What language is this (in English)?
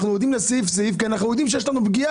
Hebrew